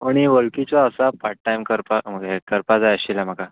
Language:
Konkani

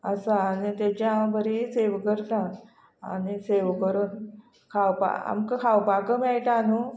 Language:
Konkani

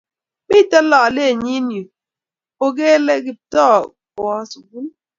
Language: Kalenjin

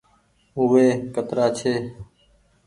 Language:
Goaria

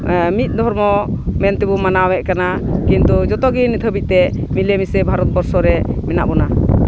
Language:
Santali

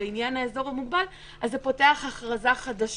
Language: Hebrew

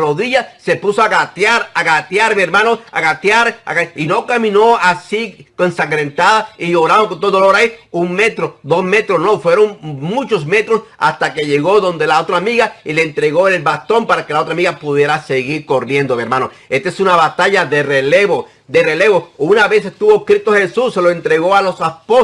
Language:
Spanish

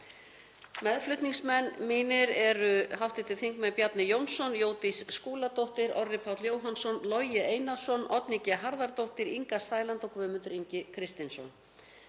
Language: Icelandic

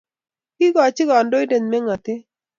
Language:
Kalenjin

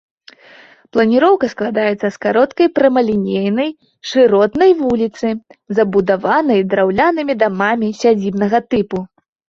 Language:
Belarusian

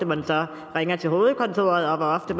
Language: Danish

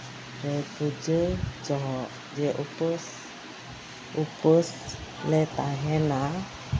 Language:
Santali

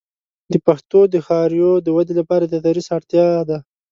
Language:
Pashto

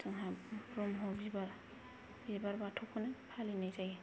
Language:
Bodo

